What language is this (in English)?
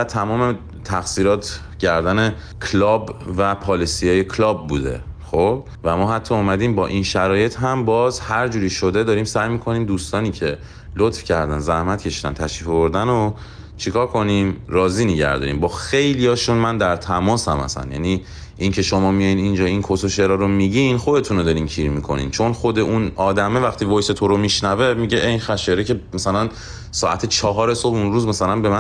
Persian